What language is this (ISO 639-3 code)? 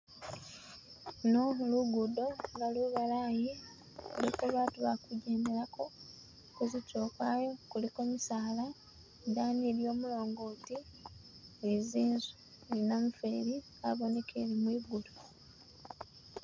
myx